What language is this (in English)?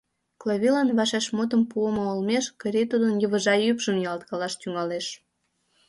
Mari